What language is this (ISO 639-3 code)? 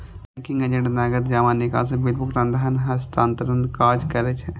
mai